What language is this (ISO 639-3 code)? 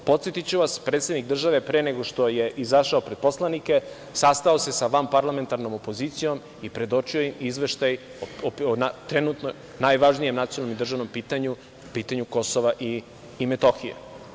srp